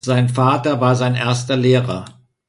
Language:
German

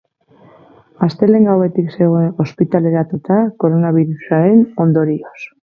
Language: Basque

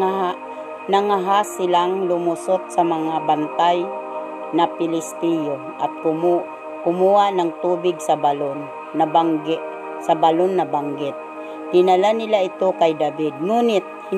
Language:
Filipino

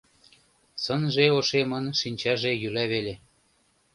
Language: Mari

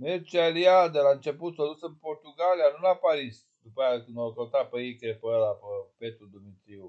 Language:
Romanian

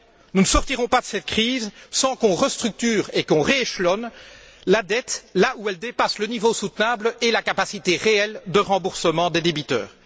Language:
French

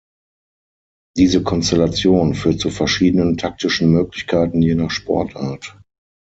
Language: German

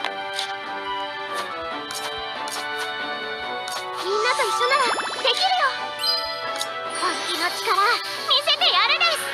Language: Japanese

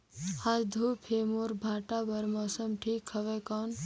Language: Chhattisgarhi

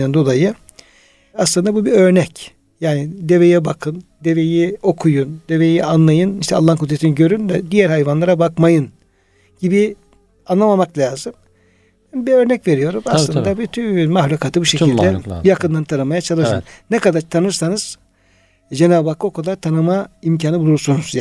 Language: Turkish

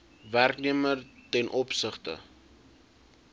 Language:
Afrikaans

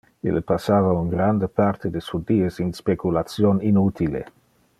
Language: Interlingua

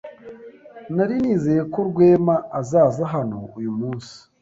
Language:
Kinyarwanda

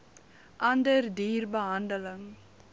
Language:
Afrikaans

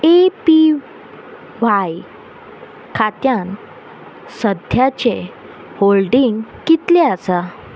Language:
Konkani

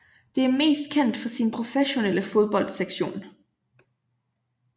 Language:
Danish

